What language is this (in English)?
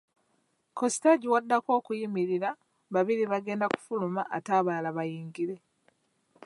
Ganda